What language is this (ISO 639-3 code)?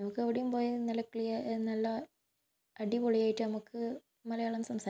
mal